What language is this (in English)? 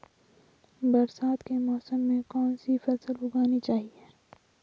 Hindi